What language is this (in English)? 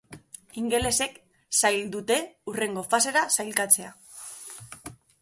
Basque